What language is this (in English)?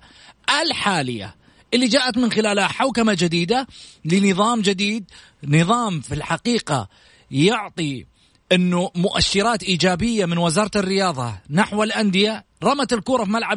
Arabic